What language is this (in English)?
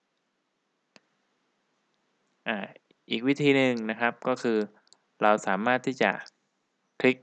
Thai